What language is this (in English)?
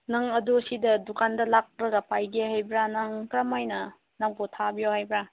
Manipuri